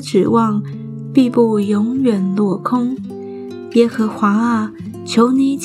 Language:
Chinese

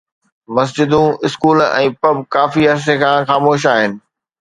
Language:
Sindhi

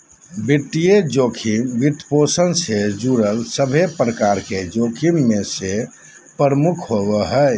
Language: Magahi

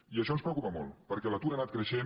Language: Catalan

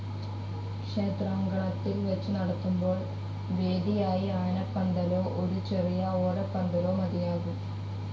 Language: Malayalam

